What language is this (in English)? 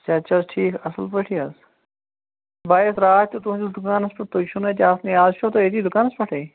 Kashmiri